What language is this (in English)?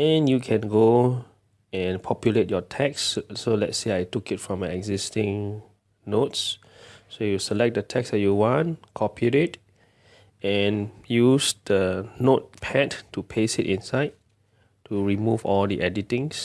English